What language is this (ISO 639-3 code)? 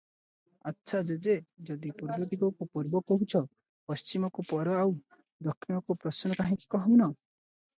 ori